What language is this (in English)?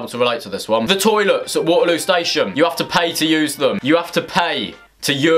English